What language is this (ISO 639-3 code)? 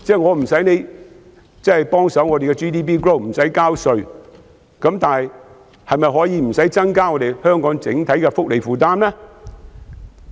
yue